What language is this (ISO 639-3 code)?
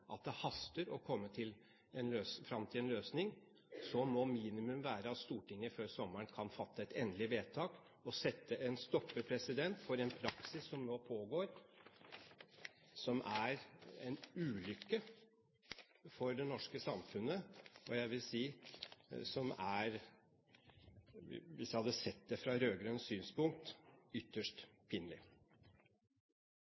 nob